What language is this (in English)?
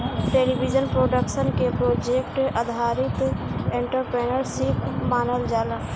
Bhojpuri